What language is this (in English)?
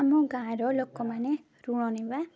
Odia